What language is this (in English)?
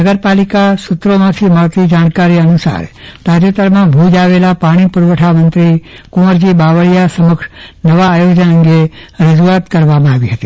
Gujarati